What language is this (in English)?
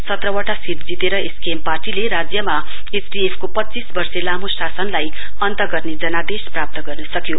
Nepali